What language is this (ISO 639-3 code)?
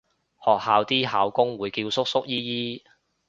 yue